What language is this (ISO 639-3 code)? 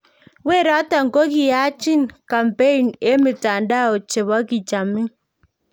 kln